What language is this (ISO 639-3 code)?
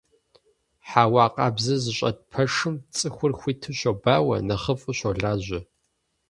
kbd